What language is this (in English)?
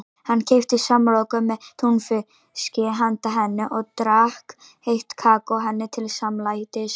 Icelandic